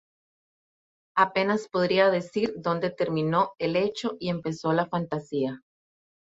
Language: Spanish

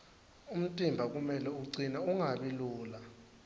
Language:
Swati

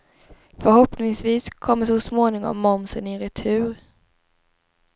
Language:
Swedish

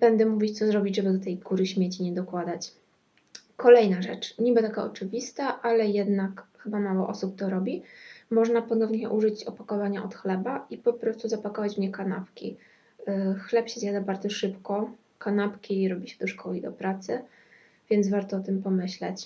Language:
Polish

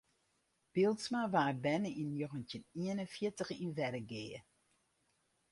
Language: Western Frisian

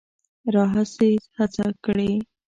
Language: Pashto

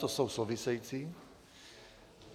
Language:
Czech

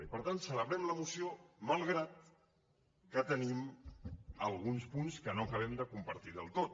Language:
Catalan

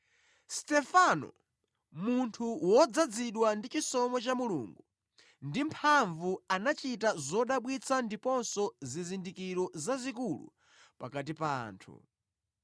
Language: Nyanja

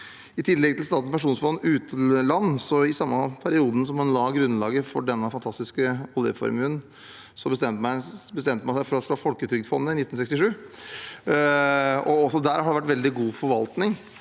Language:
Norwegian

